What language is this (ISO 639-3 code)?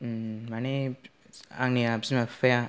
brx